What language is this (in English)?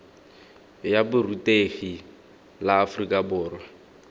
Tswana